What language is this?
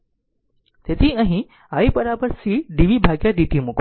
Gujarati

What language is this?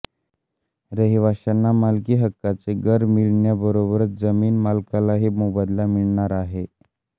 Marathi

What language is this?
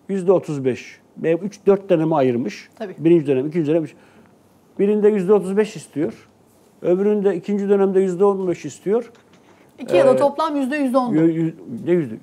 Turkish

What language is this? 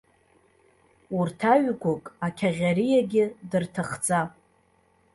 Abkhazian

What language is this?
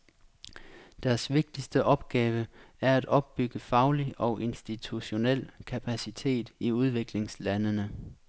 Danish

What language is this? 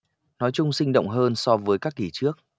Vietnamese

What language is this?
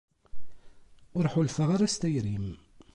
Kabyle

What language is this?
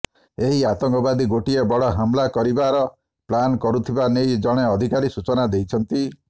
Odia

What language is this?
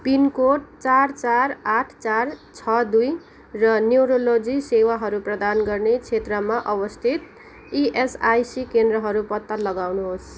Nepali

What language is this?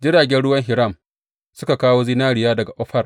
Hausa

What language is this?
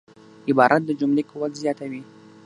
Pashto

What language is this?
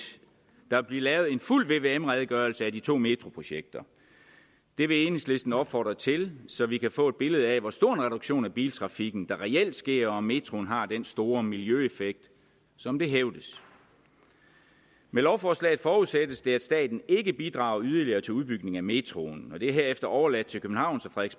Danish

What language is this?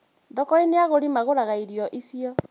Kikuyu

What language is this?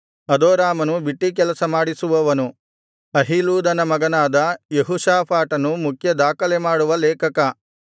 Kannada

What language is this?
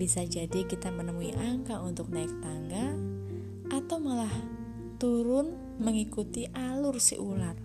Indonesian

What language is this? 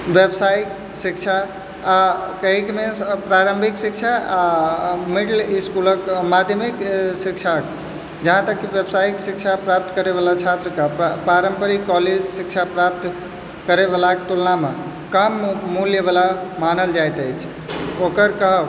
Maithili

